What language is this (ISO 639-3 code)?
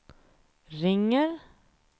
swe